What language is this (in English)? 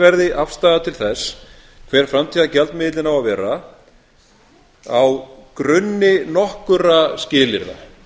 Icelandic